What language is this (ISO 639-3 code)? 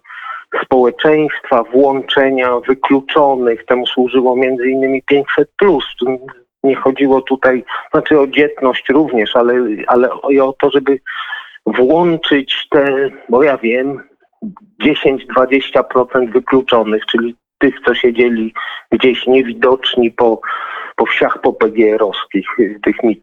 pol